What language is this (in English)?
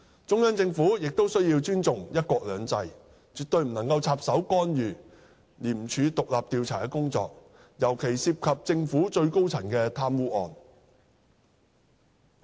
Cantonese